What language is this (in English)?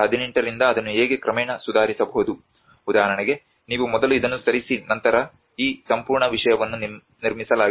Kannada